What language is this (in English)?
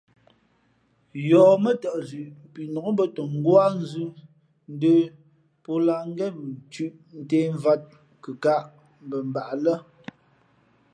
Fe'fe'